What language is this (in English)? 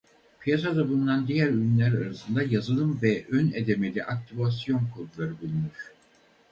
Turkish